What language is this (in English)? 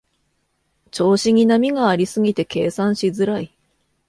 Japanese